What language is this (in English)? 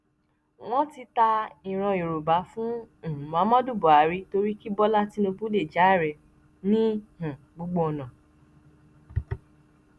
Yoruba